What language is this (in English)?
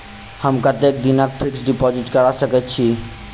Maithili